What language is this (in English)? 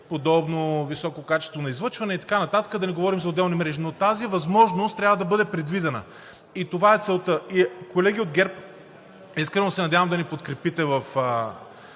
Bulgarian